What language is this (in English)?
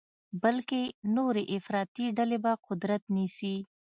Pashto